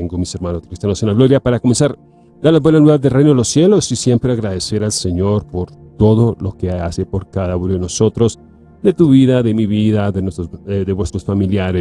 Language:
Spanish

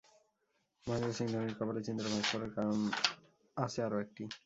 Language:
Bangla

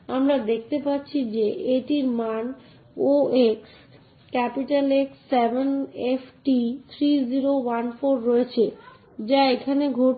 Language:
Bangla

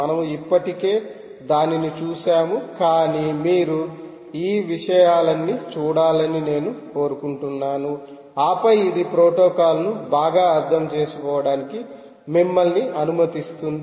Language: Telugu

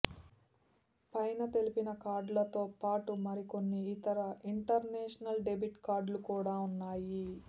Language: Telugu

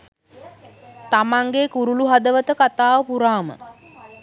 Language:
Sinhala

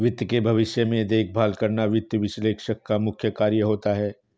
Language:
Hindi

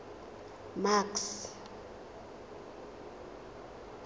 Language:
Tswana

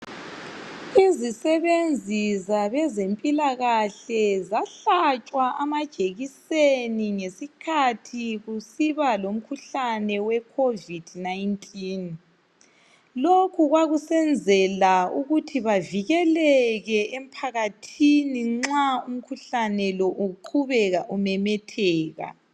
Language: North Ndebele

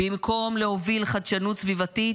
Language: Hebrew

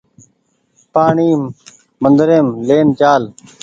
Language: Goaria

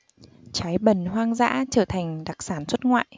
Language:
Vietnamese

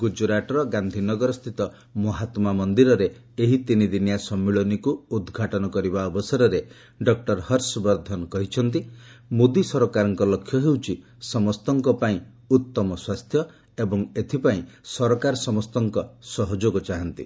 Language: Odia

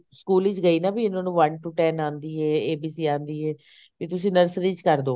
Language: Punjabi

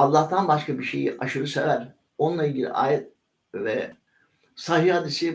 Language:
Turkish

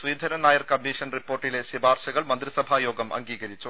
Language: Malayalam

